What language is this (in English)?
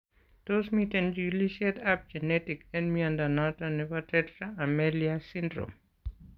Kalenjin